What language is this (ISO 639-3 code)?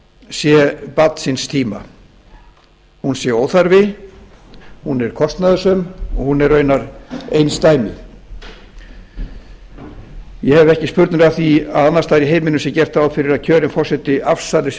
isl